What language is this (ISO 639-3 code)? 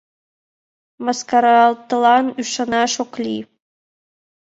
chm